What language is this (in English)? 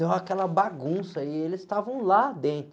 Portuguese